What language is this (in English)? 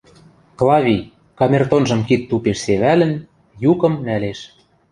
Western Mari